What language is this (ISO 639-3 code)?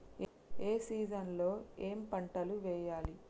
tel